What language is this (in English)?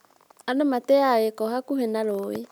Kikuyu